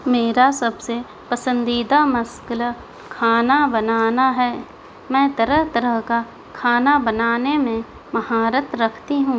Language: Urdu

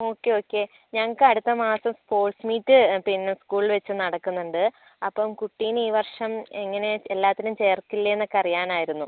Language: Malayalam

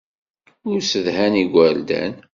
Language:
Kabyle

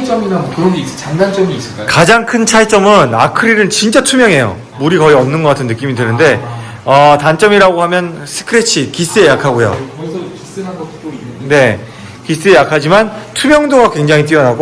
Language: Korean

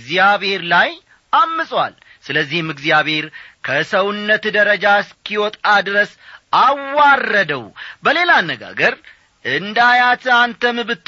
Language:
Amharic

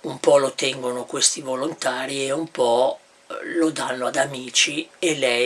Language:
Italian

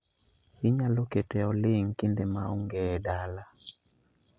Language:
Luo (Kenya and Tanzania)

